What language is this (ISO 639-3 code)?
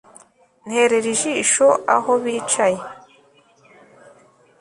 kin